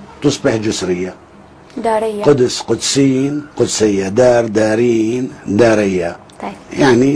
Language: Arabic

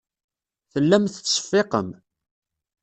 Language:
Kabyle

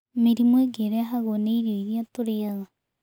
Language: Kikuyu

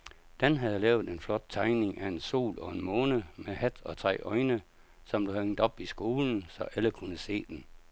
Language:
Danish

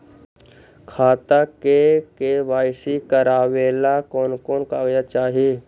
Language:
Magahi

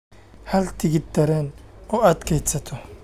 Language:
Somali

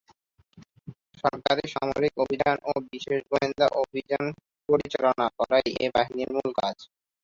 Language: Bangla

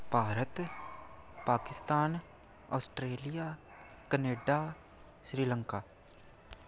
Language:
Punjabi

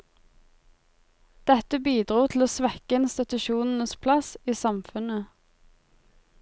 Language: Norwegian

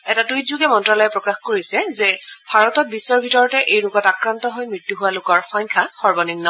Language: Assamese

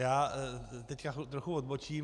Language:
Czech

